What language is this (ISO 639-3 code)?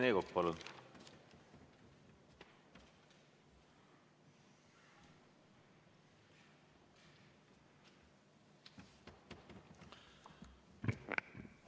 est